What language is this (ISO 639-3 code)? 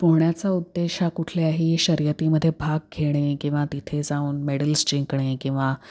mar